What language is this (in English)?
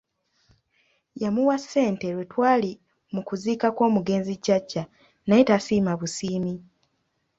Ganda